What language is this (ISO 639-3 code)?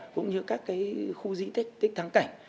vie